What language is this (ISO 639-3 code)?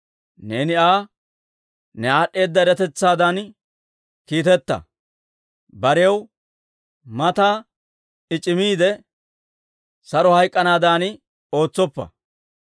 dwr